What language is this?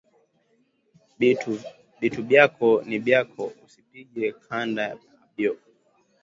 Swahili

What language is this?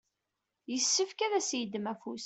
Kabyle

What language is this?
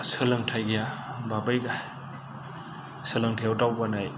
Bodo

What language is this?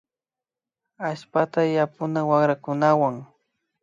Imbabura Highland Quichua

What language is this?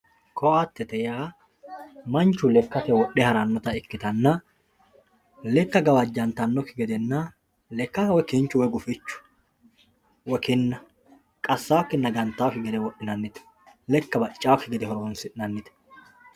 Sidamo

